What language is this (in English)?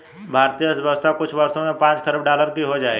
Hindi